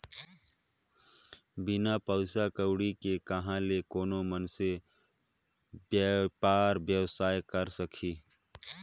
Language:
Chhattisgarhi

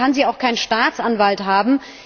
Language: German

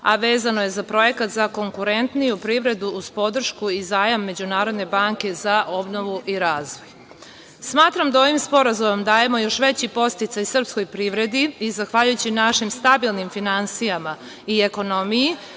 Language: Serbian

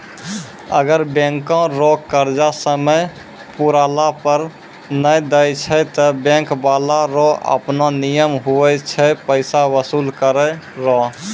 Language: Maithili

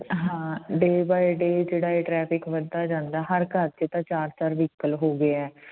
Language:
Punjabi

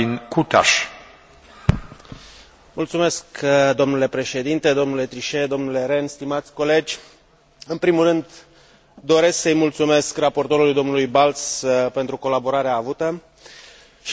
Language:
Romanian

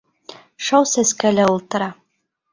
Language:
Bashkir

